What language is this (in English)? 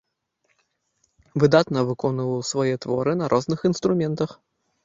Belarusian